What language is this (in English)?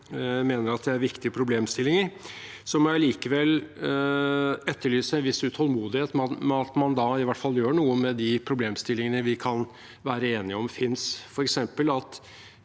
Norwegian